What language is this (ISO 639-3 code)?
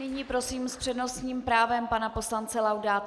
ces